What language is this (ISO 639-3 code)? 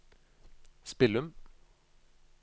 nor